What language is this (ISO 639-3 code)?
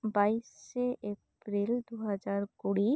sat